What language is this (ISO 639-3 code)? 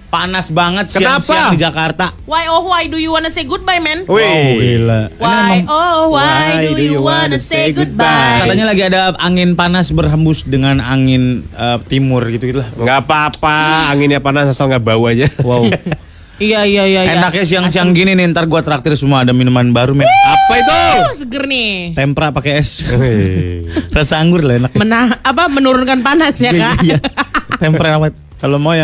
ind